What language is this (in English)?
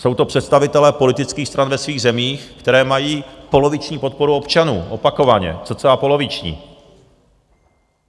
Czech